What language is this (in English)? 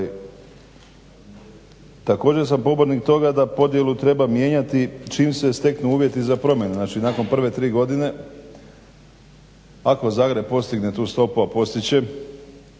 Croatian